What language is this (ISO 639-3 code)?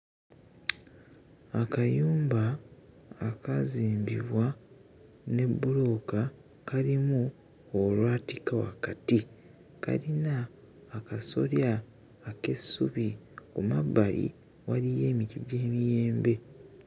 lug